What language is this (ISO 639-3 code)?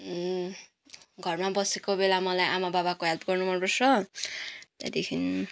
nep